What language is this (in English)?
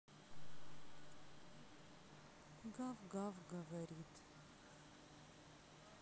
Russian